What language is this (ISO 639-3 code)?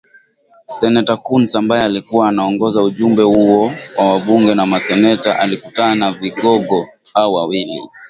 swa